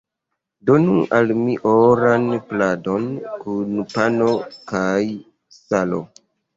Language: Esperanto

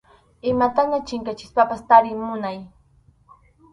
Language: Arequipa-La Unión Quechua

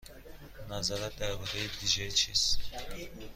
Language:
Persian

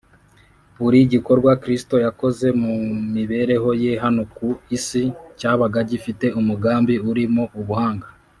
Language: Kinyarwanda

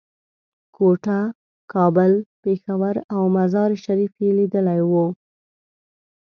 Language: Pashto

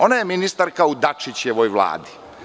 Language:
Serbian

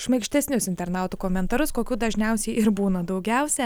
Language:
Lithuanian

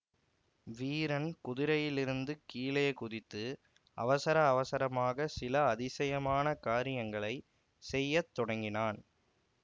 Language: Tamil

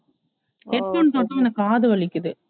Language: Tamil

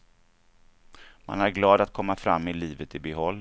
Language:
Swedish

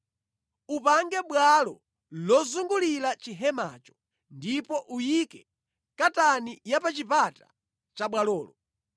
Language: Nyanja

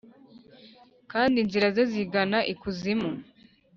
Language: Kinyarwanda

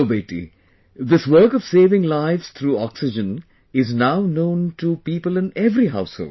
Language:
English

